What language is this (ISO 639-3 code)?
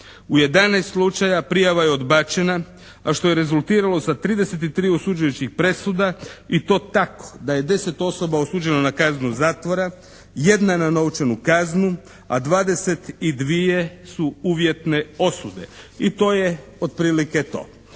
hrv